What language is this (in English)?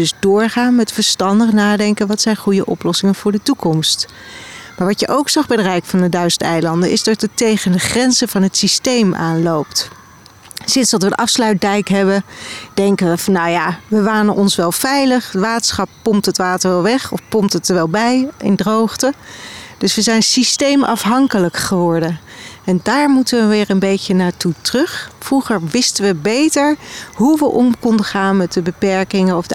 Dutch